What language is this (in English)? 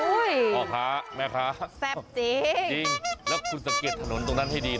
Thai